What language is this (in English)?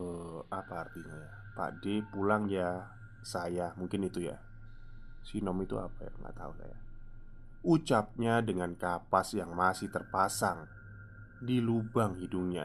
Indonesian